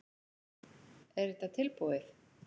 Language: Icelandic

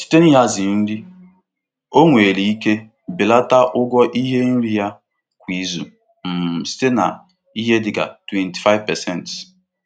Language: Igbo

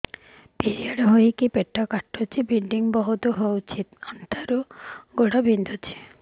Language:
Odia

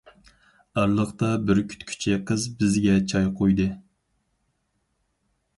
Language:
Uyghur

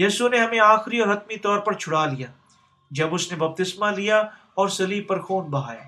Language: Urdu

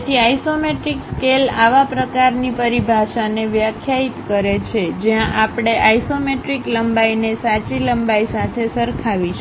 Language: Gujarati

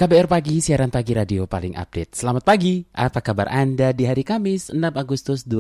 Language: Indonesian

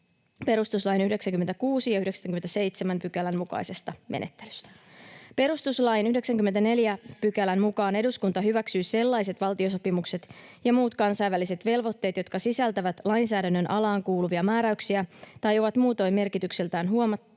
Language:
Finnish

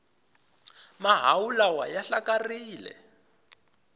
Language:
Tsonga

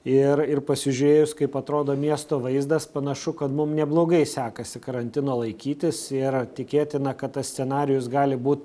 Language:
Lithuanian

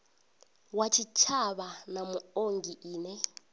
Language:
Venda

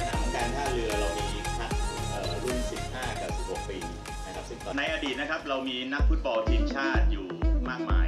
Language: Thai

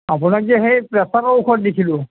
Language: Assamese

